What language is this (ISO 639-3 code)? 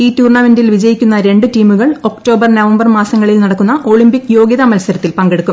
mal